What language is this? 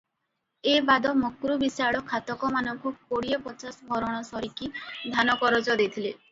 Odia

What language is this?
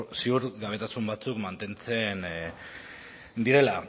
Basque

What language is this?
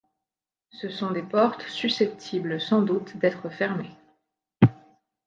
French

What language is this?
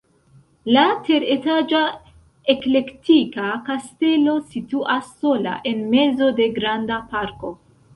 Esperanto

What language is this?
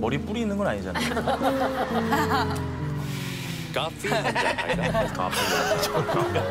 Korean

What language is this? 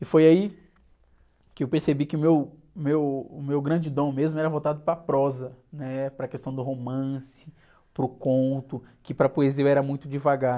Portuguese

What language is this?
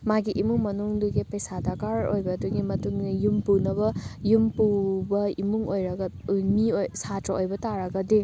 Manipuri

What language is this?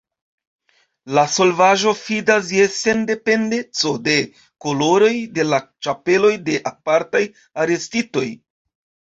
Esperanto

